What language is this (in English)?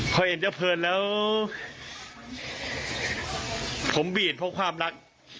Thai